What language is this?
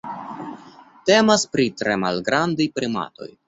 Esperanto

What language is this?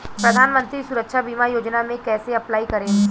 Bhojpuri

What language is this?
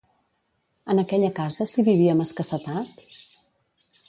Catalan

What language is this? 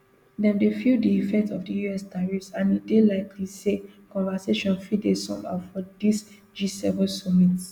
Nigerian Pidgin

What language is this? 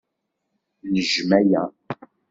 Kabyle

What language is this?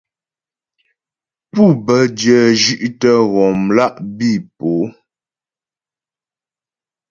Ghomala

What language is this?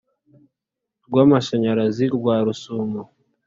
Kinyarwanda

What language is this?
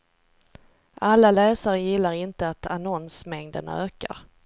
Swedish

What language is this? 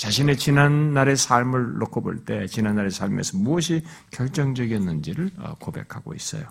Korean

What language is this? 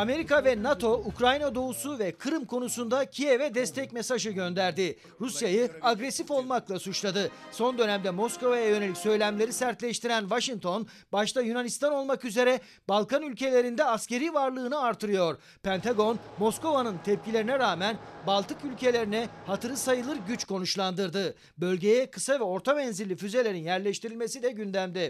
Turkish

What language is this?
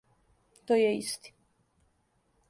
Serbian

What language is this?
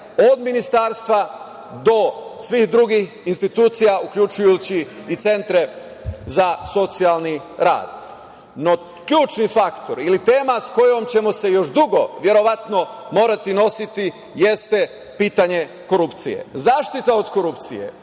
Serbian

